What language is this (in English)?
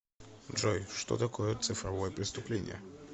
Russian